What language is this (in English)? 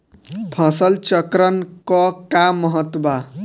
Bhojpuri